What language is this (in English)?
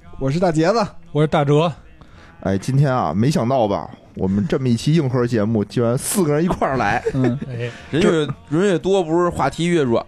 Chinese